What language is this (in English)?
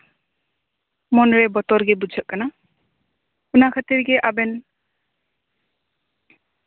Santali